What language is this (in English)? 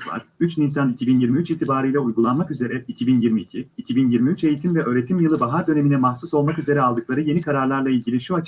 Turkish